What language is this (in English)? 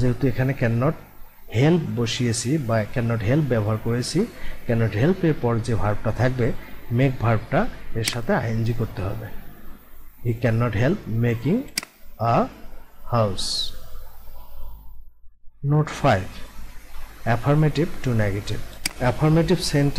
Hindi